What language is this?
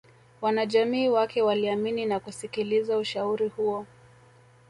Swahili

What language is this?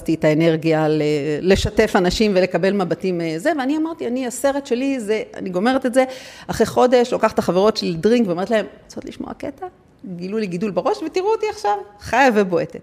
Hebrew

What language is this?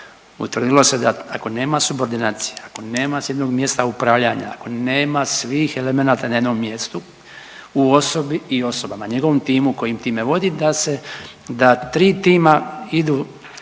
Croatian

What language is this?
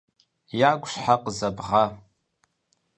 Kabardian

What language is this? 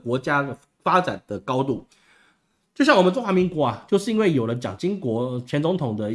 Chinese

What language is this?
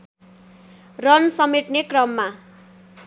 Nepali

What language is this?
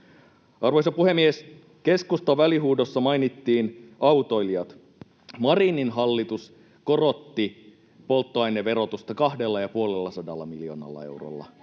Finnish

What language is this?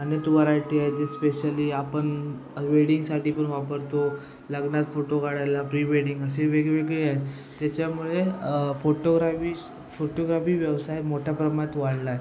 Marathi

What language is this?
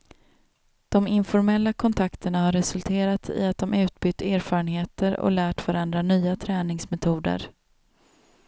Swedish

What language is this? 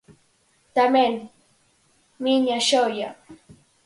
Galician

